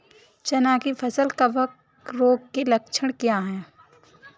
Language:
Hindi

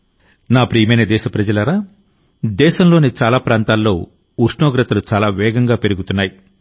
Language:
Telugu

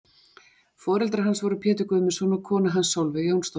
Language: Icelandic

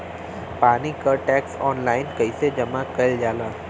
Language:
Bhojpuri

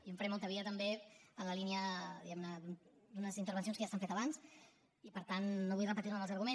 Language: Catalan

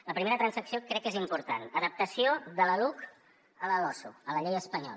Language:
Catalan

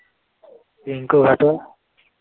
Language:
Assamese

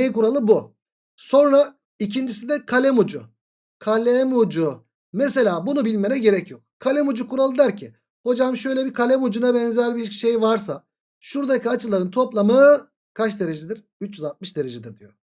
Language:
Turkish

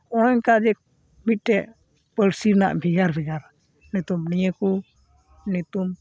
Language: Santali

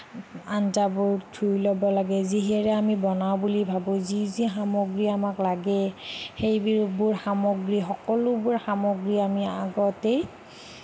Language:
Assamese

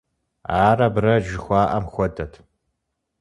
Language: Kabardian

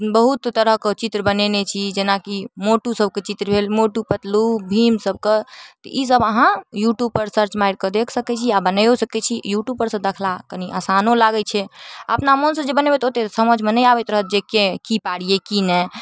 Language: Maithili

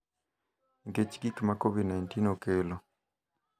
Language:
Luo (Kenya and Tanzania)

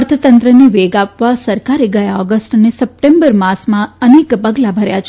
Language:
Gujarati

